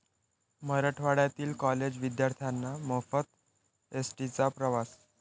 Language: Marathi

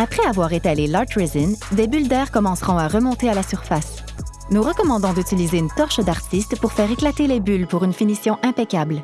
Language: French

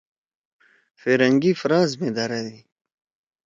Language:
Torwali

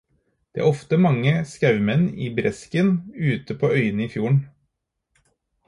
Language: Norwegian Bokmål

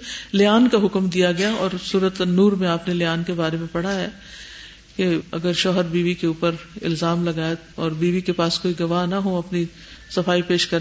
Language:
Urdu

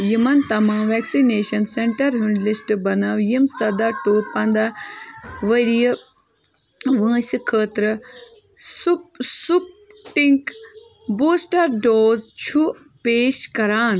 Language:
Kashmiri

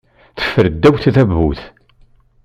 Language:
Kabyle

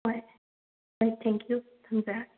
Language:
Manipuri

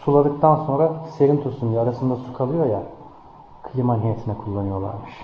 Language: Turkish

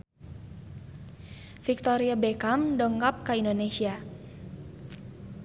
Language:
Sundanese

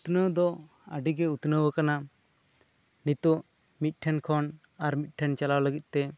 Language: Santali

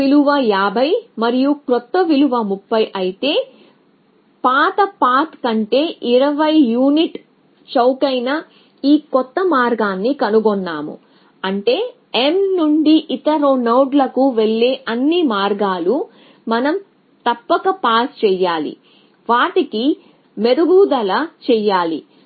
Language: Telugu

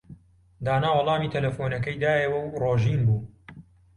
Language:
Central Kurdish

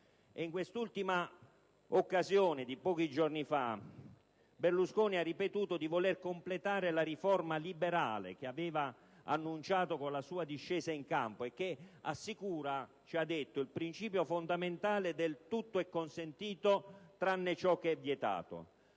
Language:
Italian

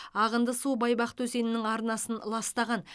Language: Kazakh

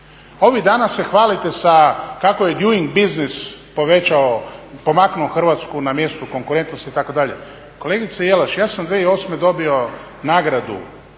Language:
Croatian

